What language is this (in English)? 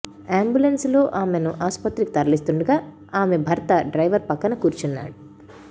Telugu